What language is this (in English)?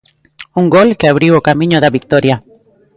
Galician